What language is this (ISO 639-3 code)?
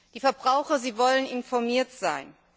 deu